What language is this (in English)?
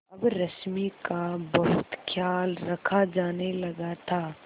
Hindi